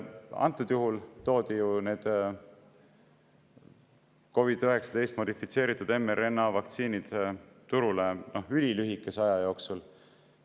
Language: Estonian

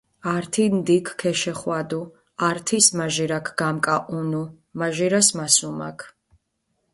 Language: Mingrelian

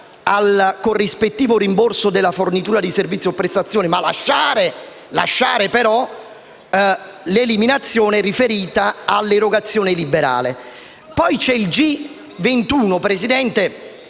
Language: Italian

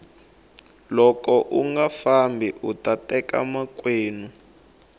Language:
Tsonga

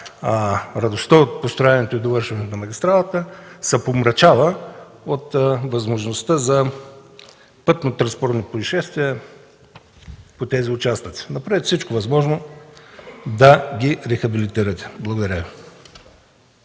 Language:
Bulgarian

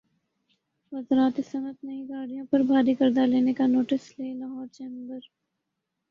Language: Urdu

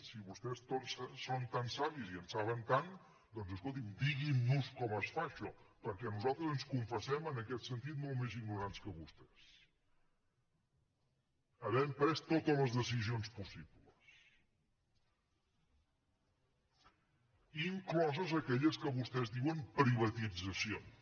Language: Catalan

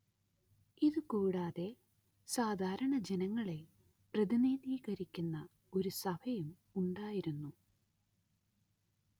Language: Malayalam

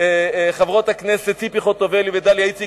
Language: Hebrew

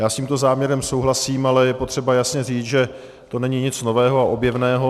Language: Czech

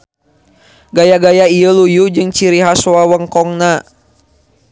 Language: Sundanese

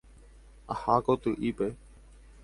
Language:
Guarani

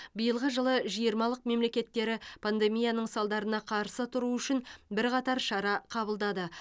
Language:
Kazakh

